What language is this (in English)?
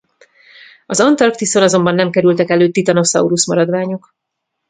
Hungarian